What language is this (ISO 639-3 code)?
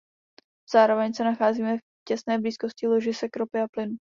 ces